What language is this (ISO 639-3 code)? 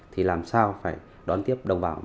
vie